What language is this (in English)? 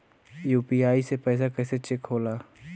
Bhojpuri